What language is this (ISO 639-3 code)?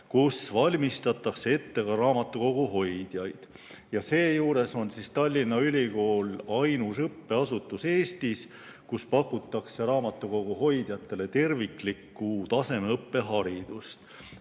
est